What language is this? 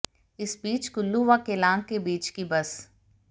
Hindi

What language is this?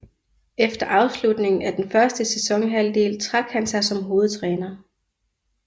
Danish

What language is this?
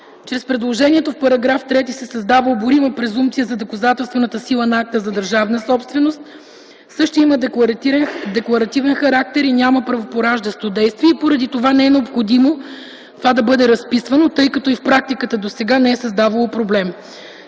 Bulgarian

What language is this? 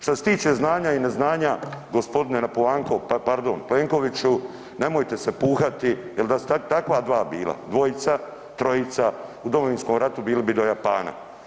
Croatian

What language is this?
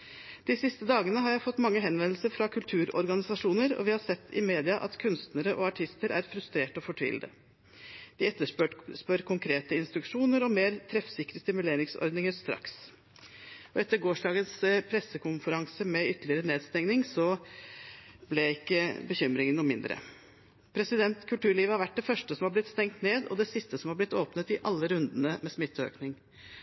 Norwegian Bokmål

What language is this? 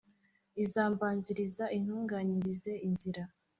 Kinyarwanda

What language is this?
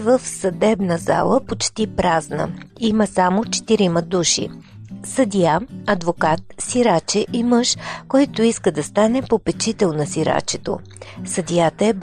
Bulgarian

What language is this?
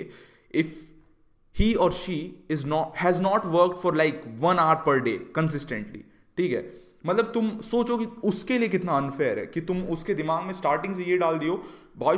Hindi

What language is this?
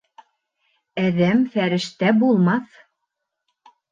Bashkir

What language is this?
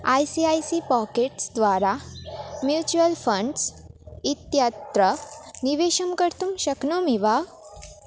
Sanskrit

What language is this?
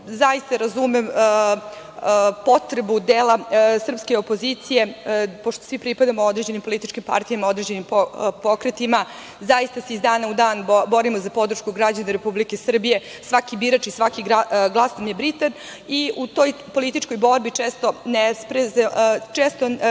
Serbian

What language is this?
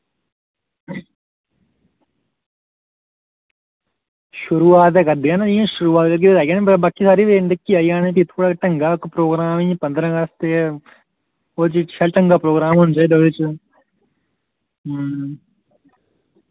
Dogri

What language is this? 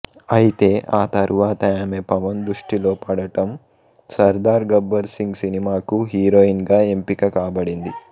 Telugu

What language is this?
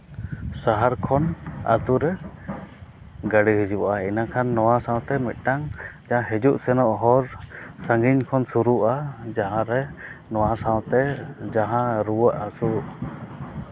Santali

